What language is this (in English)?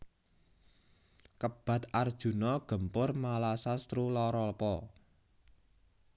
Javanese